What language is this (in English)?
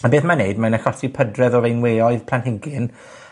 Welsh